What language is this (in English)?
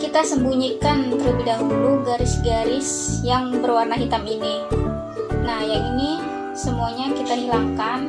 Indonesian